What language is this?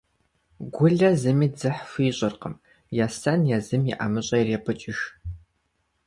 Kabardian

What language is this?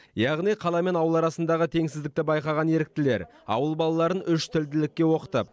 Kazakh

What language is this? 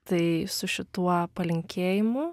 Lithuanian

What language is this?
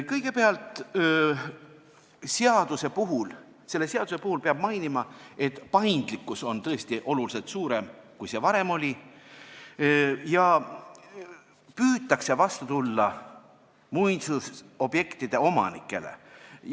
Estonian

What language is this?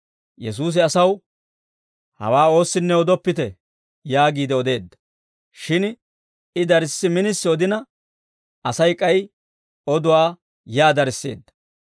Dawro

